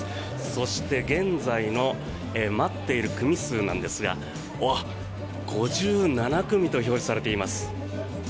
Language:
Japanese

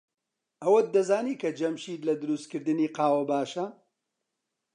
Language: Central Kurdish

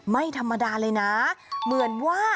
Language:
Thai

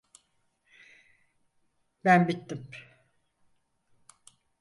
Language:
Turkish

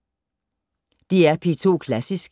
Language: Danish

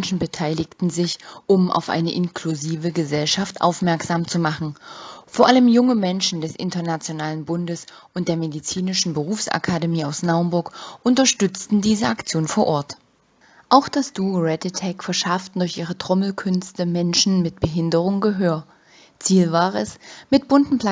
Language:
German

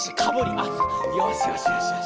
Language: Japanese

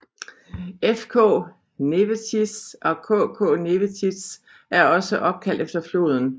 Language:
Danish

